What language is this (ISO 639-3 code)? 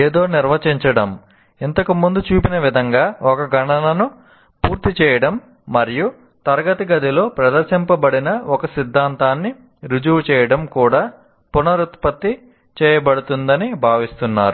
tel